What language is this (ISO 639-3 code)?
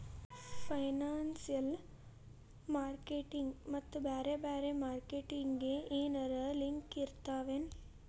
kan